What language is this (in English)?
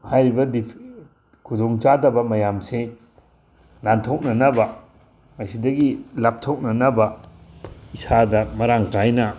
Manipuri